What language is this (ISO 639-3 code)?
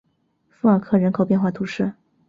zho